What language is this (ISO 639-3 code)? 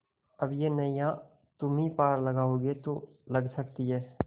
hin